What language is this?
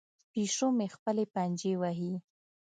Pashto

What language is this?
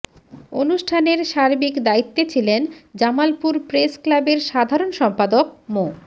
Bangla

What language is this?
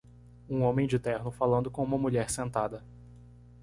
Portuguese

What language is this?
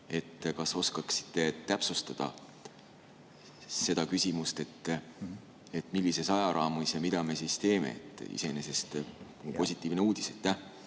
Estonian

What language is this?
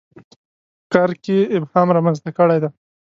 Pashto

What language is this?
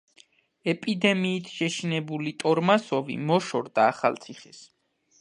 Georgian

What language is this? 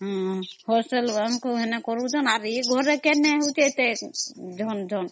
Odia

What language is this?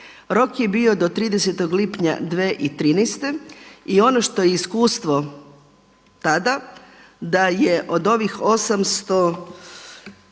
Croatian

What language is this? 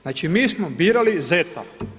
Croatian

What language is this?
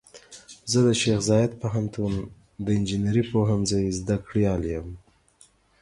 Pashto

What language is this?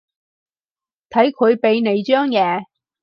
Cantonese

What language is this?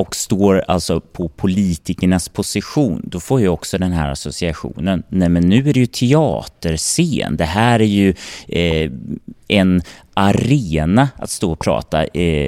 Swedish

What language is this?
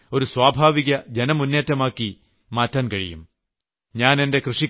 Malayalam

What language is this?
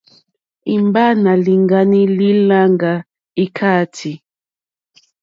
Mokpwe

